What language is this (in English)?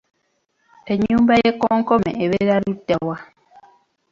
Ganda